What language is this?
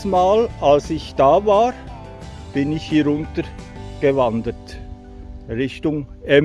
German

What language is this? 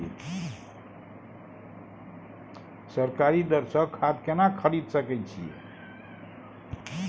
Maithili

